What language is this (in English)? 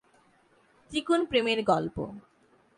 Bangla